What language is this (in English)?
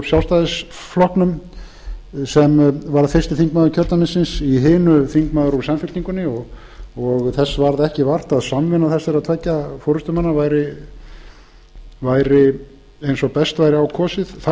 Icelandic